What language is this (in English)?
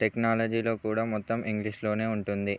Telugu